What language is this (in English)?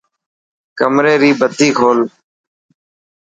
Dhatki